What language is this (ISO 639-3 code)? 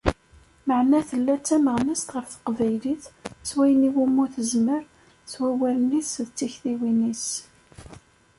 kab